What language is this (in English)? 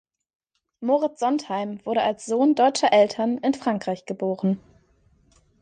German